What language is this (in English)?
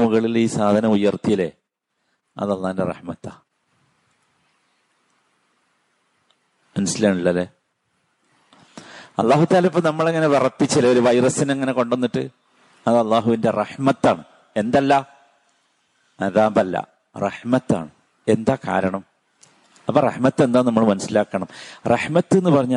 Malayalam